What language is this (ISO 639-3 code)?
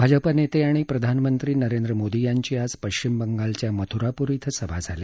mar